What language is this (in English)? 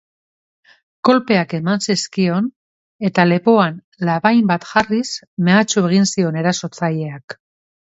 Basque